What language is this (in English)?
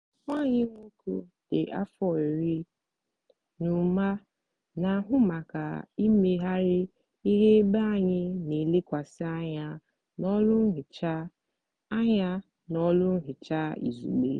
Igbo